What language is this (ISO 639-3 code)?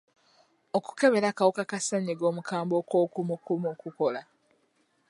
lug